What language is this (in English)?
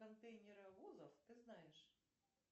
Russian